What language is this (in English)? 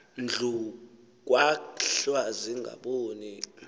Xhosa